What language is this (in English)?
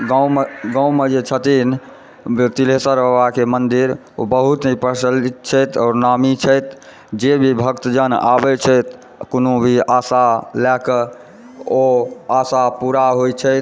Maithili